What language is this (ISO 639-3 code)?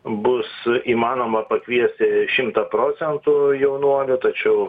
lit